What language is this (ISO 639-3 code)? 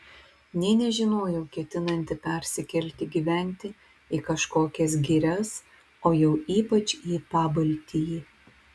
lit